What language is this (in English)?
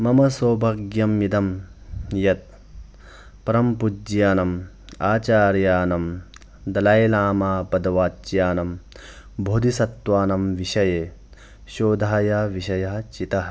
Sanskrit